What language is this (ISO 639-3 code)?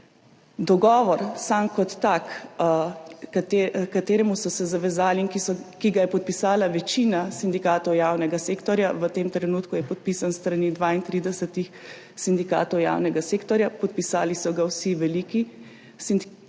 slv